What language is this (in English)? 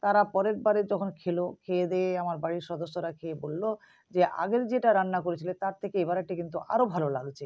Bangla